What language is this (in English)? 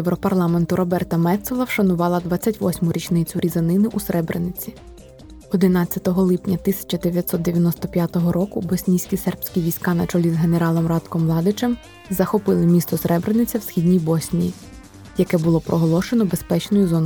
Ukrainian